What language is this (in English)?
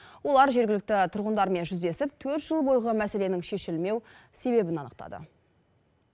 Kazakh